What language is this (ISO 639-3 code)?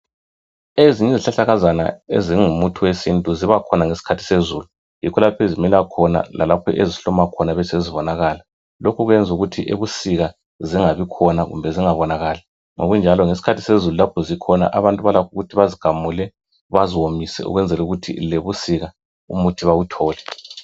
nde